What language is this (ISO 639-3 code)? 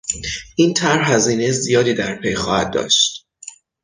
fas